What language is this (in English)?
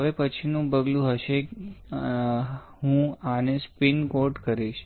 Gujarati